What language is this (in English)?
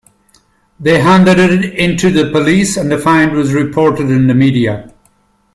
English